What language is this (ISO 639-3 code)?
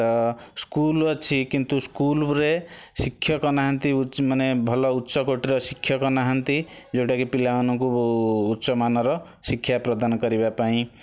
ori